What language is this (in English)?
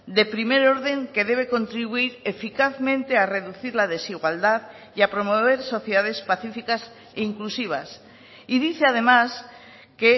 Spanish